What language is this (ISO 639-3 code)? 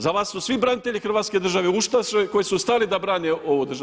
hrv